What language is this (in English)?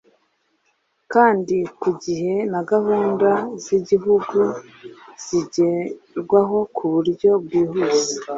Kinyarwanda